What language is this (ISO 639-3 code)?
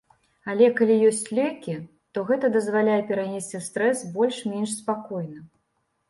bel